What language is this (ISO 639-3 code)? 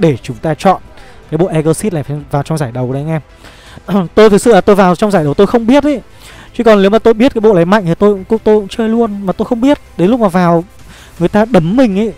vie